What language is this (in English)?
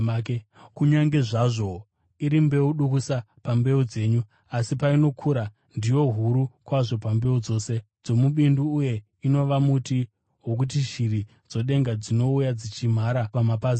Shona